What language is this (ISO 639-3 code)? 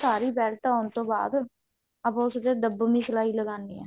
pan